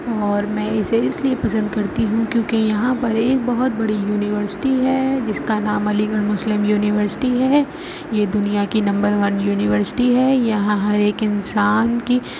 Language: Urdu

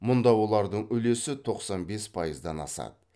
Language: Kazakh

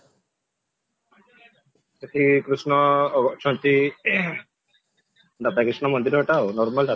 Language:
Odia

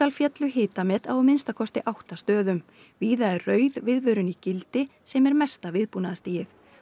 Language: Icelandic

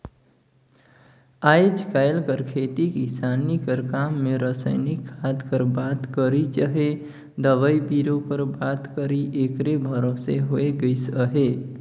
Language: Chhattisgarhi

